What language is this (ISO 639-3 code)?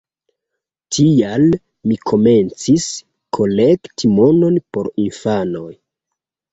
epo